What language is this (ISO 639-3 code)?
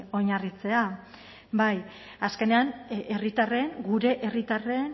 eus